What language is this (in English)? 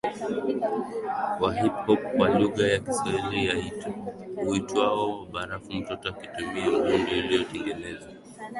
Swahili